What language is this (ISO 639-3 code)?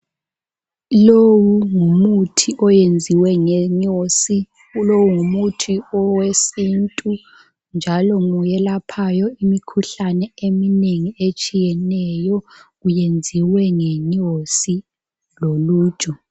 nde